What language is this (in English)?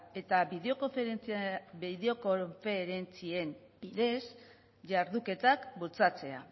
Basque